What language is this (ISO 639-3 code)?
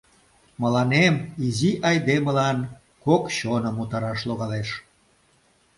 chm